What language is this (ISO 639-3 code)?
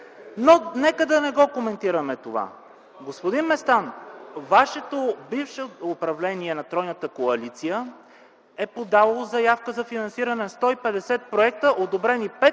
bul